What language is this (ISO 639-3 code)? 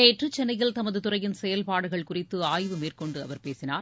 tam